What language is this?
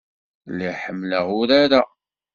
Kabyle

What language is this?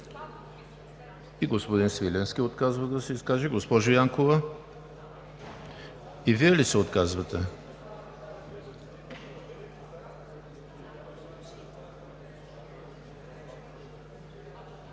Bulgarian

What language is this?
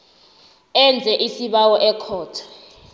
South Ndebele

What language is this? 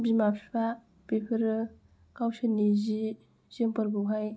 Bodo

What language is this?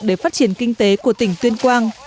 Vietnamese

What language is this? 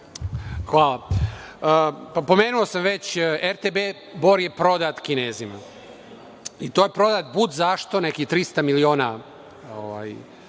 Serbian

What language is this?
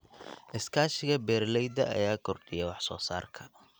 Somali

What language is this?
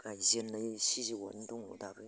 Bodo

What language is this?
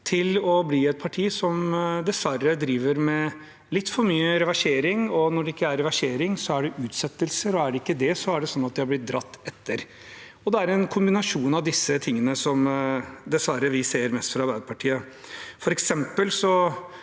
Norwegian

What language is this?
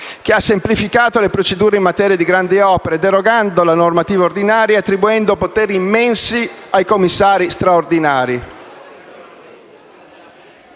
Italian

